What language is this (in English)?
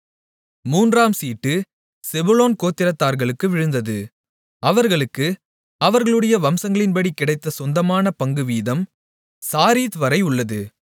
Tamil